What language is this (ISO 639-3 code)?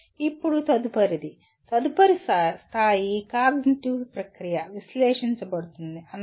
tel